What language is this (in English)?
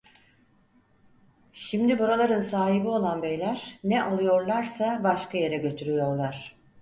Turkish